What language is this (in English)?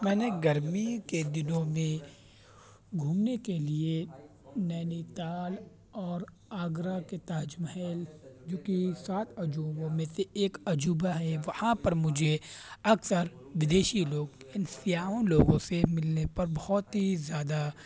Urdu